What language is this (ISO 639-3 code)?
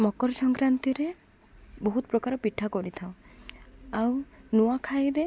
ori